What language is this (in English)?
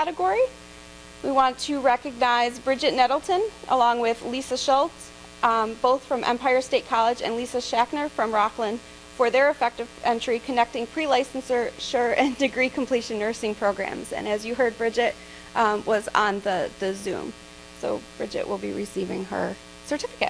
English